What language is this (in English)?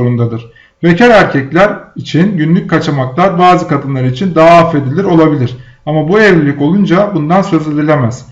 Turkish